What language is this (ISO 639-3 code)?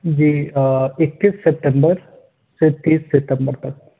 urd